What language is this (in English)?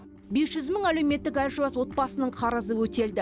Kazakh